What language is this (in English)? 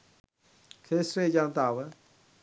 Sinhala